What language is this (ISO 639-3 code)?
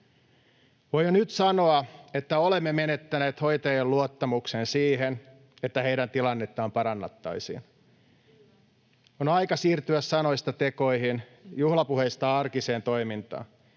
fin